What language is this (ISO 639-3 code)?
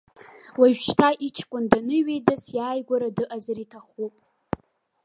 abk